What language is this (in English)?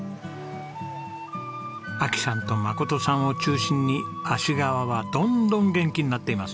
Japanese